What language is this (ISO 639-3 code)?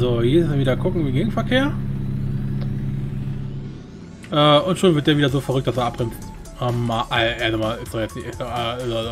deu